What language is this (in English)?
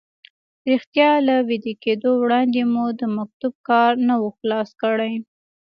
Pashto